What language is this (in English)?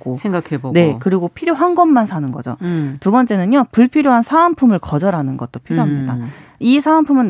Korean